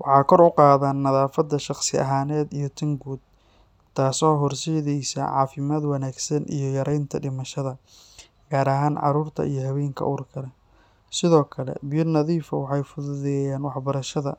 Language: Somali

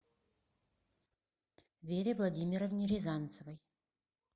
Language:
Russian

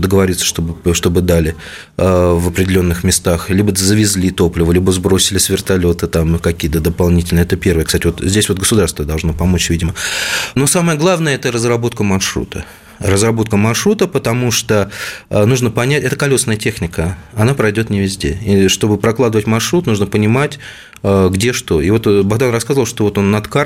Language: Russian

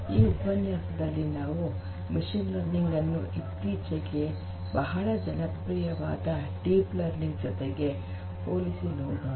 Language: Kannada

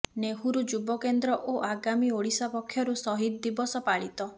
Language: Odia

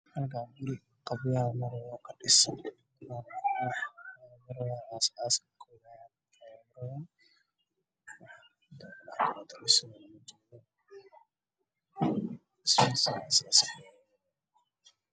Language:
Somali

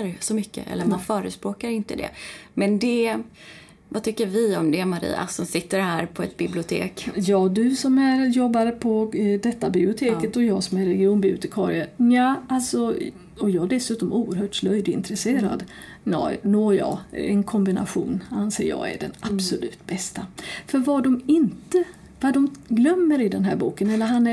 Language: Swedish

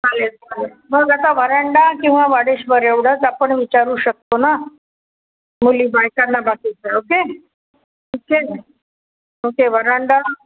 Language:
Marathi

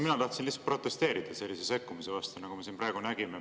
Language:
Estonian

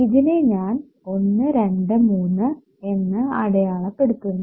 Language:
Malayalam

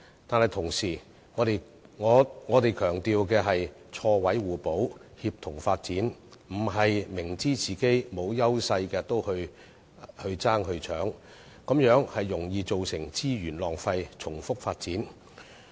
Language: Cantonese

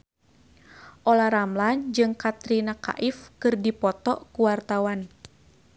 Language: Sundanese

